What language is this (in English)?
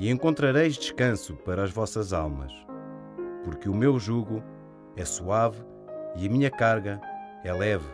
Portuguese